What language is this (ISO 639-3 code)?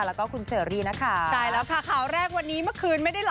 tha